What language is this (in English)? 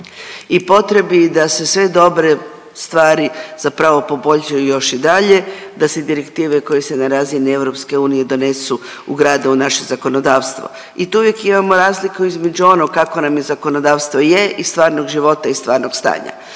Croatian